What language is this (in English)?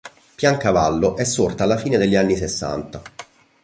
Italian